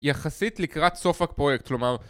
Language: Hebrew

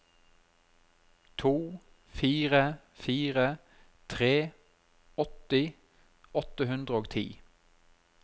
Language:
Norwegian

